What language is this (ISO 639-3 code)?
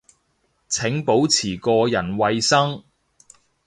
yue